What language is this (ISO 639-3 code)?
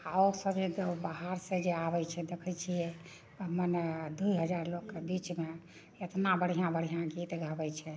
mai